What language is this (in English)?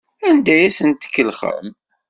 Kabyle